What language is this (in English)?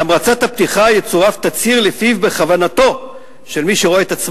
Hebrew